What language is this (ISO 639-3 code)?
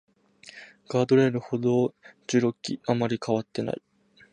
jpn